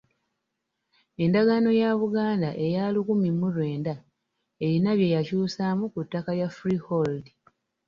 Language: Ganda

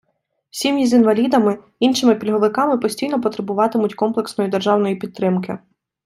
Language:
Ukrainian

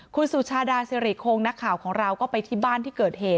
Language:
Thai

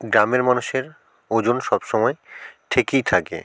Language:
Bangla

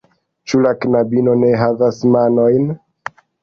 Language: Esperanto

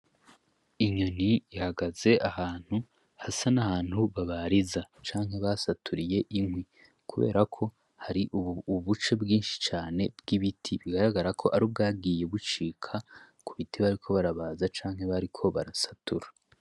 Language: Rundi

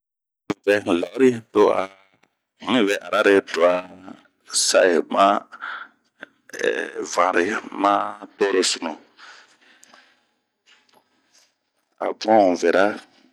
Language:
Bomu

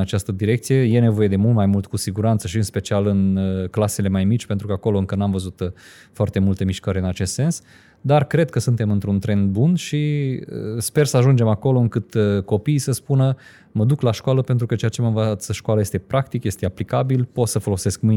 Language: Romanian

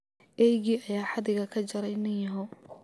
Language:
Somali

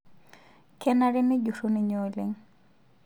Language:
Masai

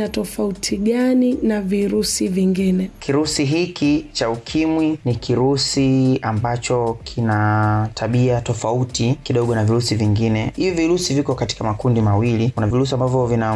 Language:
Swahili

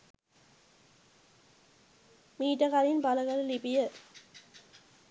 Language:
Sinhala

